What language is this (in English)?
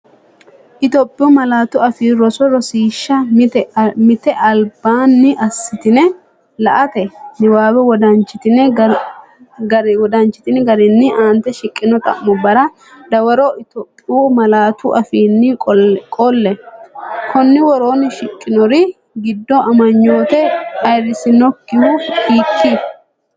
Sidamo